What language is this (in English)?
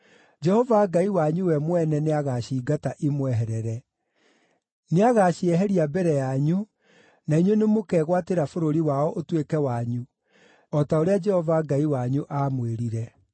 Kikuyu